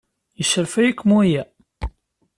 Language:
Kabyle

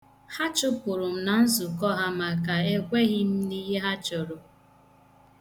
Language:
Igbo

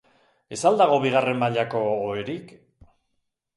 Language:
Basque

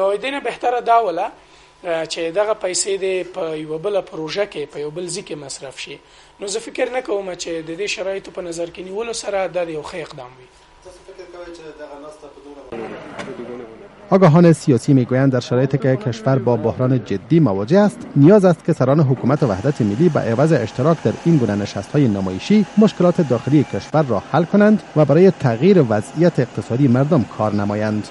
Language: Persian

